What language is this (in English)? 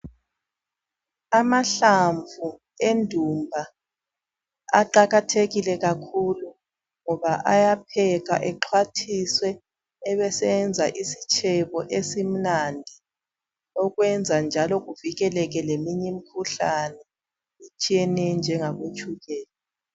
North Ndebele